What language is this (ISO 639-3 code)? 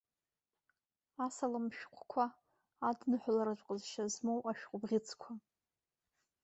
abk